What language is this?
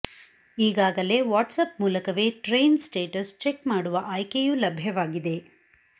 Kannada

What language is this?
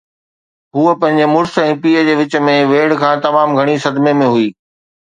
Sindhi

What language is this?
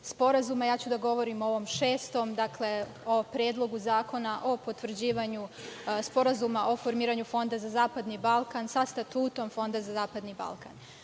Serbian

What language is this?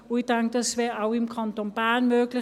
Swiss German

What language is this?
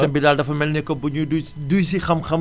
Wolof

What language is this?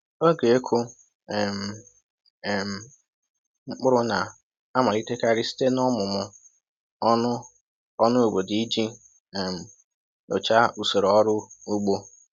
Igbo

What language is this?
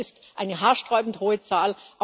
German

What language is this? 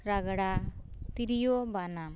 Santali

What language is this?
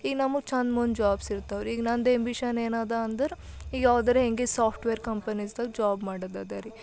Kannada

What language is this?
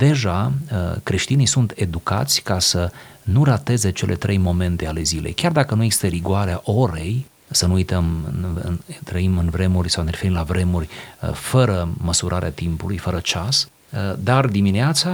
Romanian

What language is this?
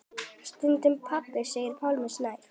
Icelandic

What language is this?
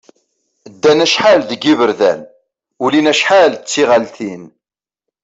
Kabyle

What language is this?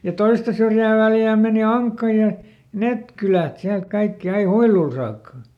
Finnish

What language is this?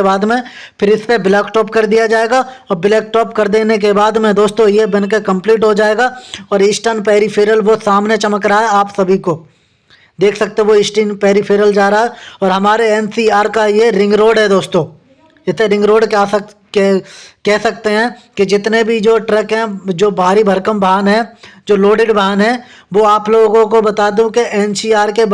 Hindi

